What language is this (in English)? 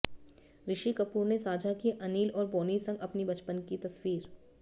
Hindi